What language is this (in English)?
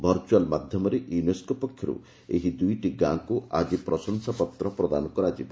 Odia